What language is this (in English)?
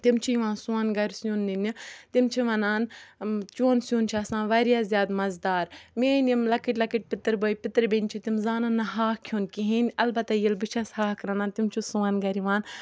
Kashmiri